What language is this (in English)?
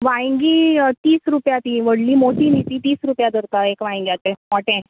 Konkani